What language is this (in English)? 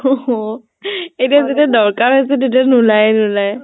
Assamese